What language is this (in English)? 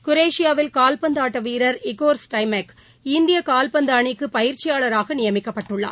Tamil